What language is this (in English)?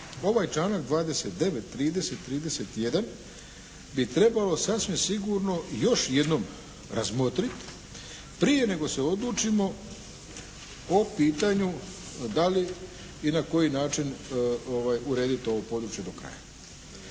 Croatian